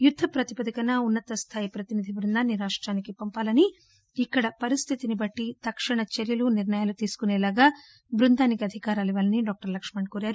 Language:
Telugu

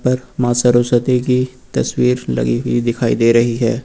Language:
Hindi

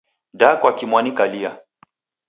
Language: Taita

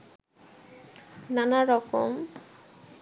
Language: Bangla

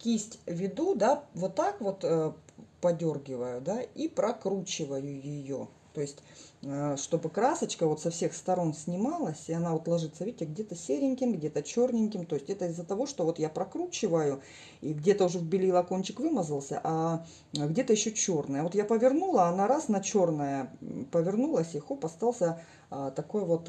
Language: Russian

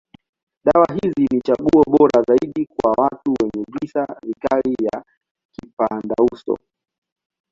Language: Swahili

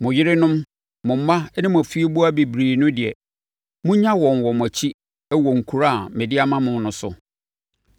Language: Akan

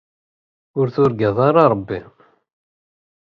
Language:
Kabyle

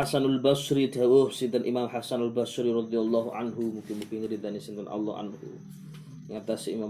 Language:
Malay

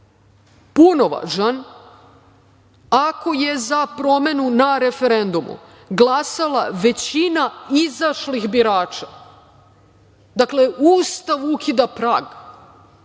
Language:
Serbian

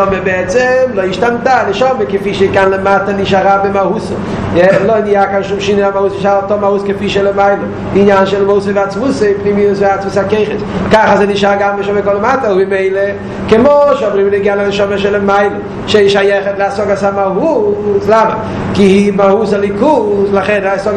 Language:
Hebrew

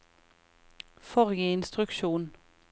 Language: Norwegian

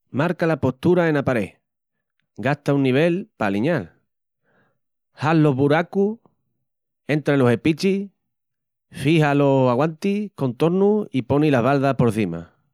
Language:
Extremaduran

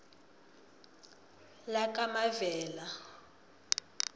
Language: South Ndebele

